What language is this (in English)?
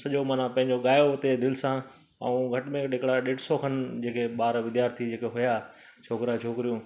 Sindhi